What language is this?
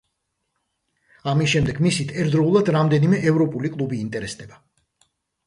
Georgian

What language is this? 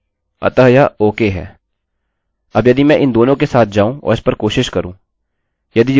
Hindi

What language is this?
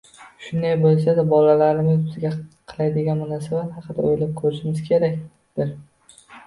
Uzbek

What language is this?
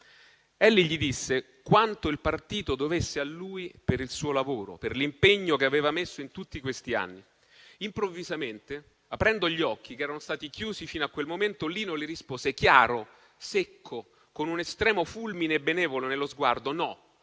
Italian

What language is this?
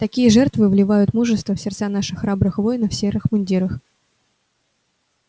Russian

